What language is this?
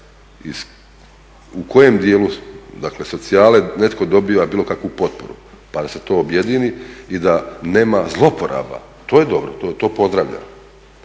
Croatian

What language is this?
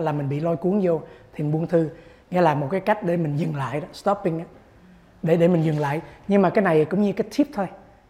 Vietnamese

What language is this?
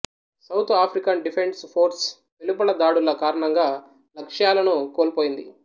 Telugu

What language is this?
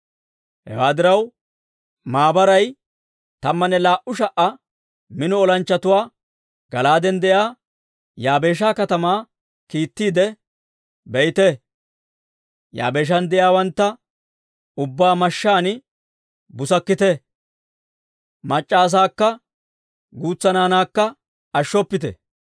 Dawro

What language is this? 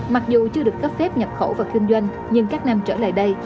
Vietnamese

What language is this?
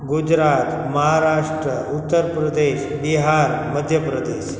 Sindhi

